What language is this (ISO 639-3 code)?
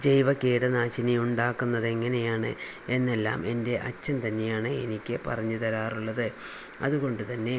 mal